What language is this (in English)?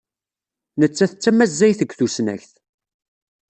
Kabyle